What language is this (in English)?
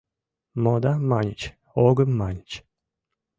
Mari